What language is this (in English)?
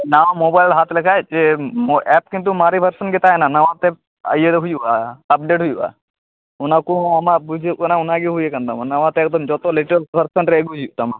Santali